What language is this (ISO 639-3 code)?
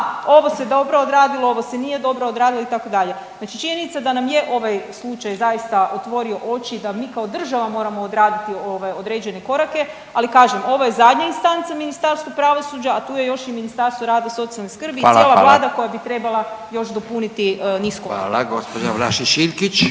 hrv